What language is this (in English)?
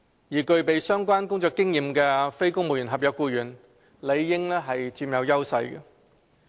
Cantonese